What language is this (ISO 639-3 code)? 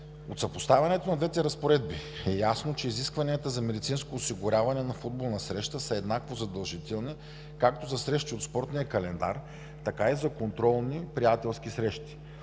bul